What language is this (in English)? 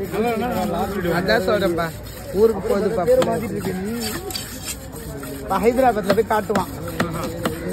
Arabic